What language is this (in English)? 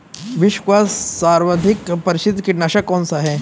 Hindi